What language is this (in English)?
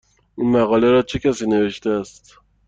Persian